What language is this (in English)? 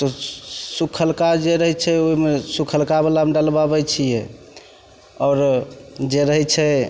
Maithili